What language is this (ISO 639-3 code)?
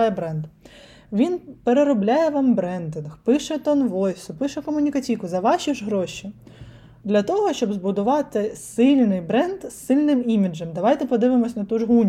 ukr